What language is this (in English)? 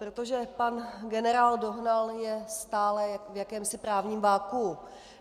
Czech